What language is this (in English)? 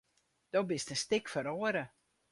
Western Frisian